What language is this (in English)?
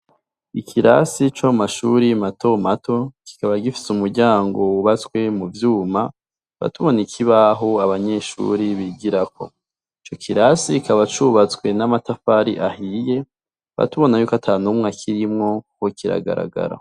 Rundi